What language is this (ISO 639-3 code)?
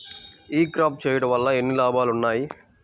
tel